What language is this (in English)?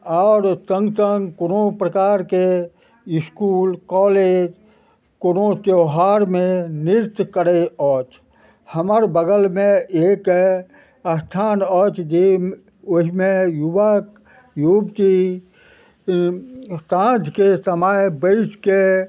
Maithili